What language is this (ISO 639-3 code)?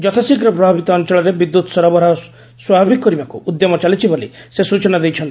ori